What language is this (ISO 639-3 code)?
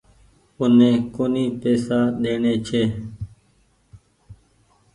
gig